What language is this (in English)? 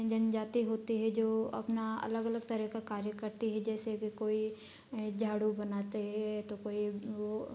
Hindi